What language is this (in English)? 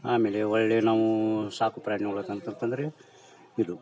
Kannada